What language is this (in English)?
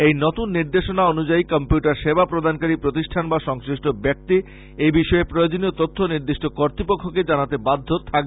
Bangla